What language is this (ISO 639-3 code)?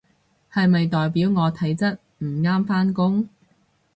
yue